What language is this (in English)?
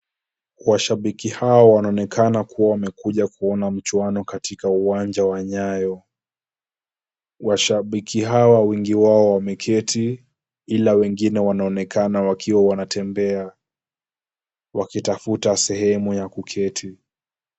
Swahili